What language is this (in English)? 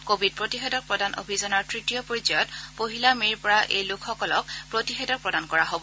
Assamese